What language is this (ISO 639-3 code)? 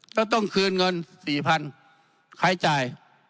tha